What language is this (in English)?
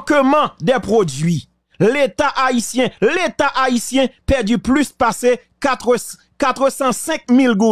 French